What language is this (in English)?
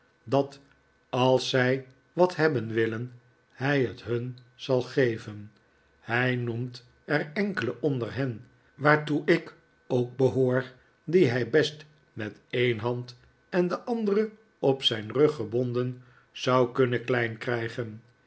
Dutch